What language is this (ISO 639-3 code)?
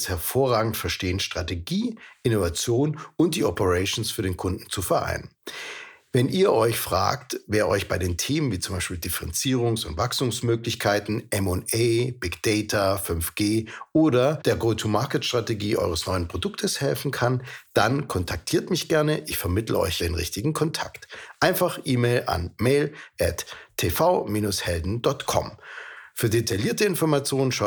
deu